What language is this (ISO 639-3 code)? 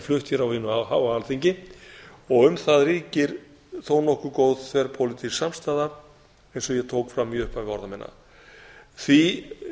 isl